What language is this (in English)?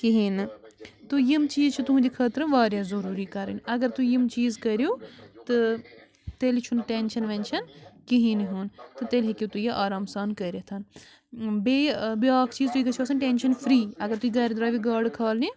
Kashmiri